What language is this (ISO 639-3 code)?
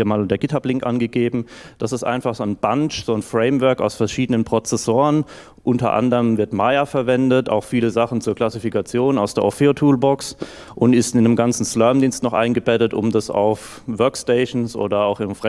deu